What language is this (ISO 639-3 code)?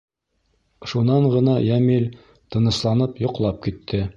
bak